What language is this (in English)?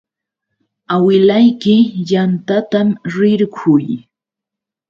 Yauyos Quechua